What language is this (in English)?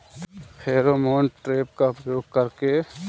Bhojpuri